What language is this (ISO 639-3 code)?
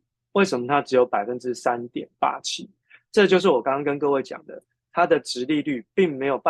zho